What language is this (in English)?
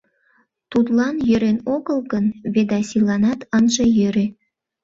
Mari